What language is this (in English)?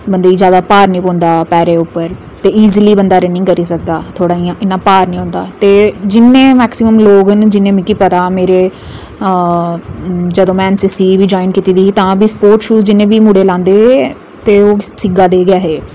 Dogri